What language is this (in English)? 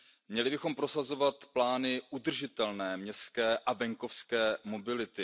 Czech